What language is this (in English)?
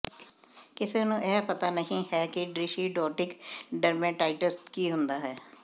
Punjabi